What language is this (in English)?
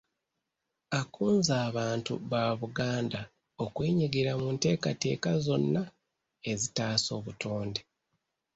Ganda